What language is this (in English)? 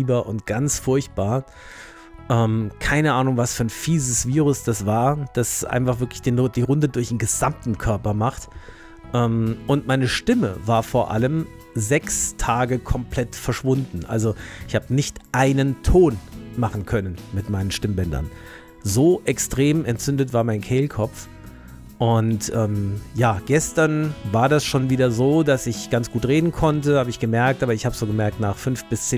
German